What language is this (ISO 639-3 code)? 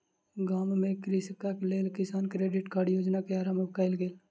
mai